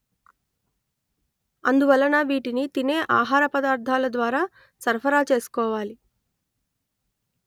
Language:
Telugu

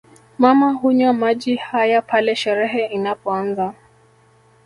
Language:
Swahili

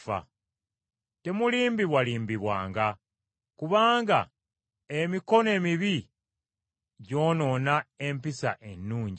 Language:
Ganda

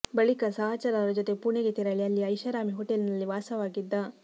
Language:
Kannada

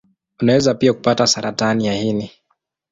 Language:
Swahili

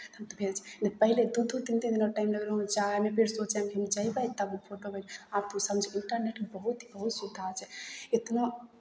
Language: Maithili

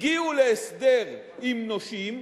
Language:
Hebrew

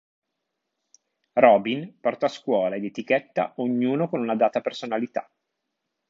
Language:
Italian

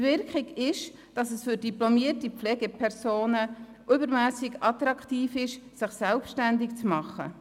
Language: Swiss German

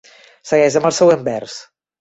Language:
Catalan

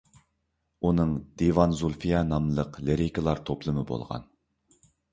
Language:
Uyghur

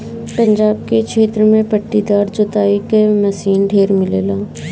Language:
Bhojpuri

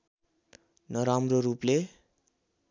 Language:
Nepali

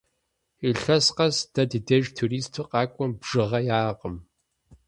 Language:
Kabardian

